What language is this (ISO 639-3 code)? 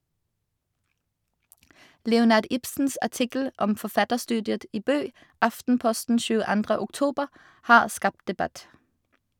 nor